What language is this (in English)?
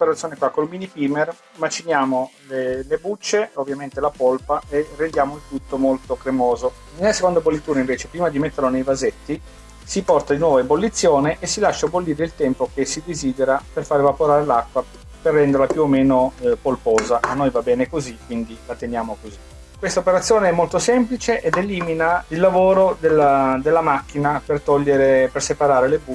Italian